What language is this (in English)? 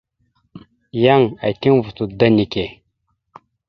Mada (Cameroon)